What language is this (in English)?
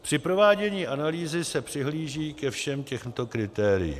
Czech